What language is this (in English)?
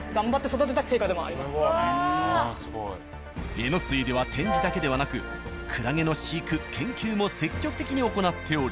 Japanese